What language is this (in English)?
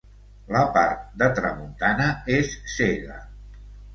Catalan